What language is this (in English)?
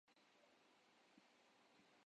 Urdu